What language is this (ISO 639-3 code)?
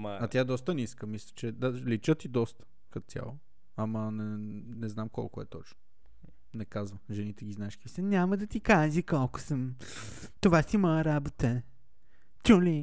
bul